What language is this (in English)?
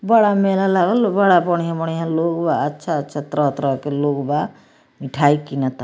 Bhojpuri